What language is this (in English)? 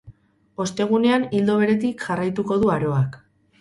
Basque